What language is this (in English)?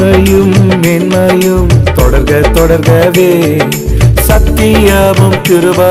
Tamil